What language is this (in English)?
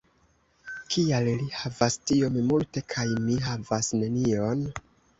Esperanto